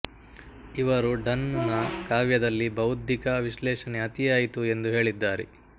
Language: Kannada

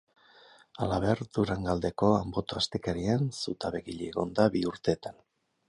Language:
Basque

